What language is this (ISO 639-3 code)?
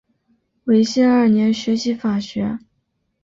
zho